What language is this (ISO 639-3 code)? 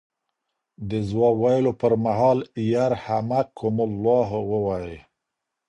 pus